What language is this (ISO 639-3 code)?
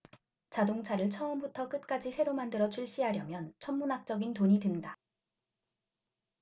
kor